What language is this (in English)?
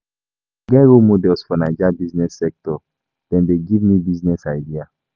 Nigerian Pidgin